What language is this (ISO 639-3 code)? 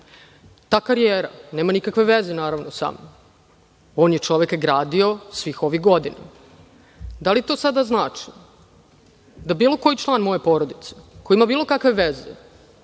srp